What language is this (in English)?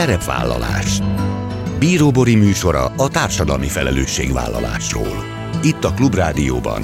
Hungarian